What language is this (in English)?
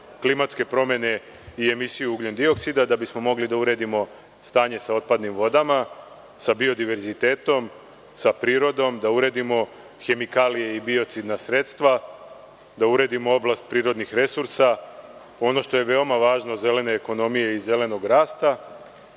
Serbian